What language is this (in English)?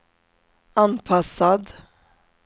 Swedish